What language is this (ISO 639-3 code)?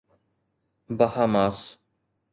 snd